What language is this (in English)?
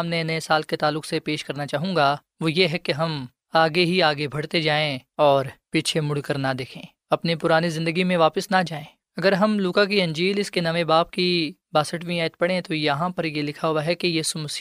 Urdu